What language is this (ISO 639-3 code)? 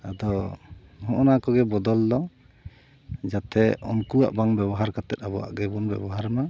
sat